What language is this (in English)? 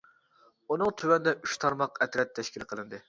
Uyghur